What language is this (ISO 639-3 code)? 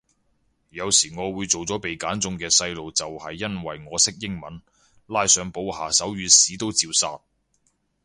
yue